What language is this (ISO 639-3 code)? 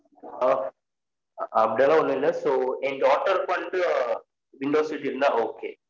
tam